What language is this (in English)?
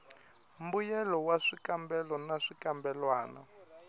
Tsonga